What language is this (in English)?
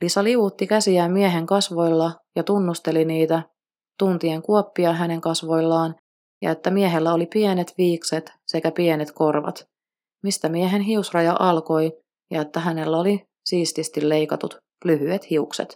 Finnish